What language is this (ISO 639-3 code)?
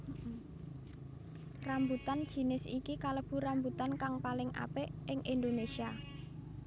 jav